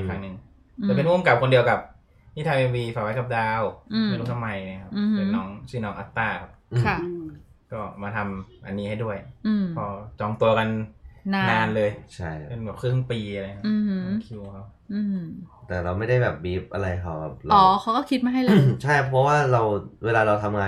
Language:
Thai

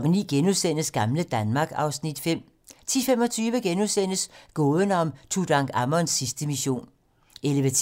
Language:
Danish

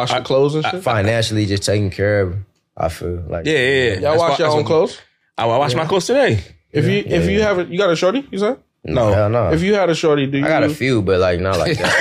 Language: English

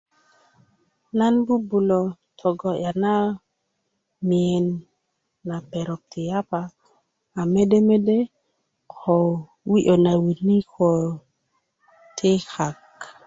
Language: Kuku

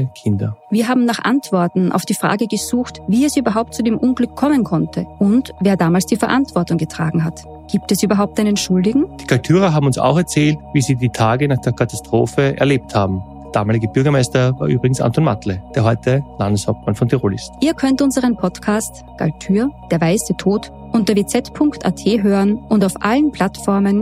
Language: German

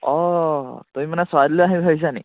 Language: Assamese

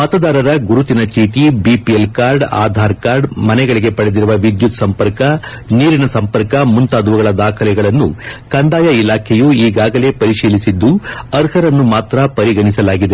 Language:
Kannada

